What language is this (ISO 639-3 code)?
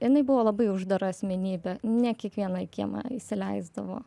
lit